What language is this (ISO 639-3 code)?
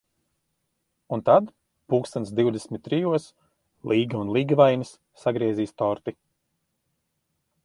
lav